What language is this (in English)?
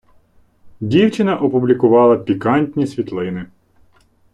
Ukrainian